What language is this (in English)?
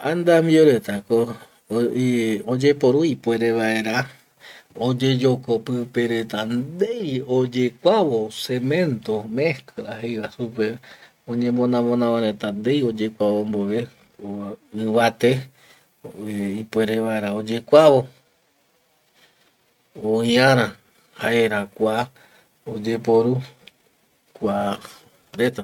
Eastern Bolivian Guaraní